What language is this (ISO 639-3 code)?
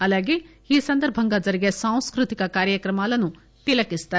tel